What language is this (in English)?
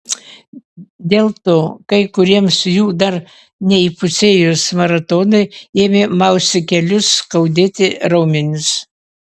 Lithuanian